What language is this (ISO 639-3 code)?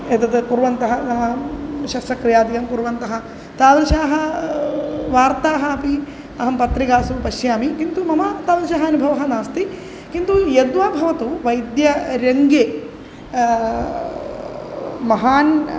san